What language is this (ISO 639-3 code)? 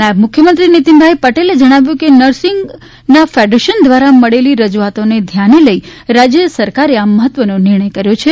guj